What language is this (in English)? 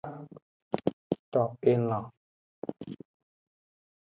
Aja (Benin)